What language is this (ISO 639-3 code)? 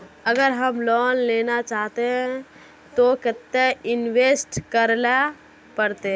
mag